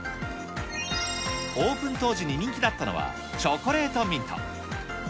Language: Japanese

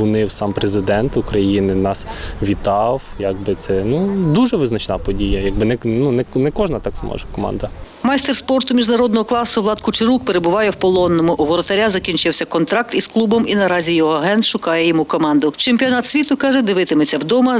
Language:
Ukrainian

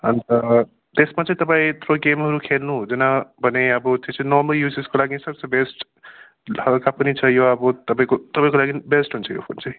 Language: Nepali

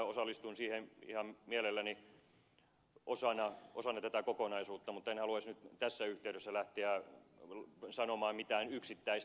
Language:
Finnish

